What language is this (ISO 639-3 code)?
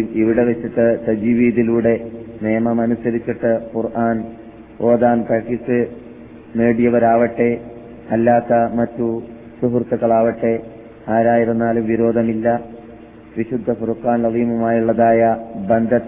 mal